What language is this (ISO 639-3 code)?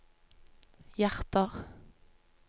nor